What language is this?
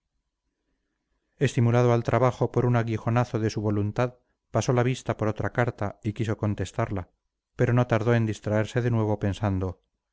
Spanish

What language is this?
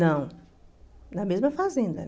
Portuguese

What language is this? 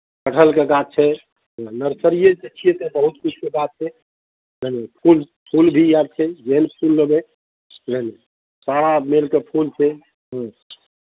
Maithili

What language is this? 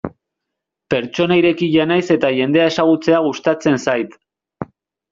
Basque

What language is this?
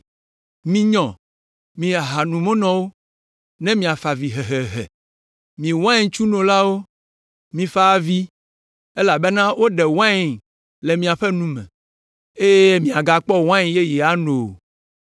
Ewe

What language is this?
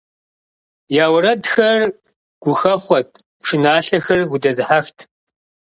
Kabardian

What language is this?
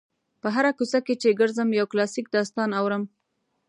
Pashto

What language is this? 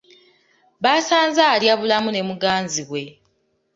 Ganda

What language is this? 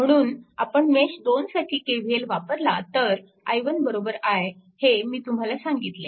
Marathi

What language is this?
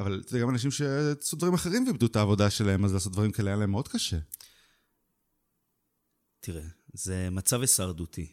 Hebrew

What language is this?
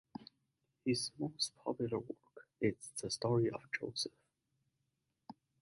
English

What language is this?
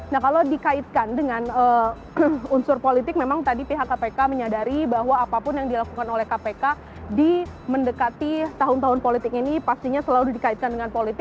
Indonesian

